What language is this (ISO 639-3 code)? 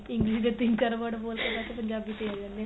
pan